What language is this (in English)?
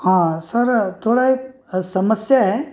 Marathi